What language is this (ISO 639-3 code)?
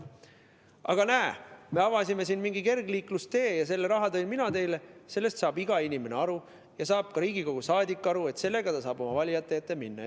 est